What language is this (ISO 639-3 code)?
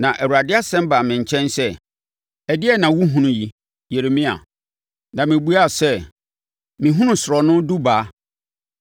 aka